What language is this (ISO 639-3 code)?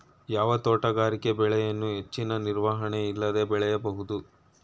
kan